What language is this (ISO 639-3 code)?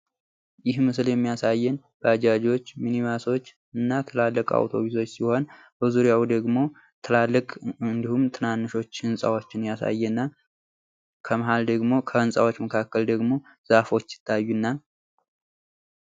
amh